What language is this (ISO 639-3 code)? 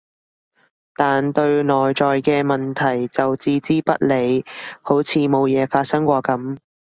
yue